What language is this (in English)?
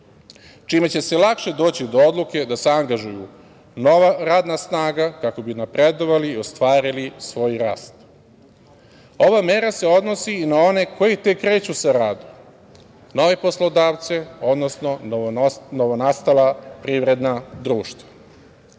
Serbian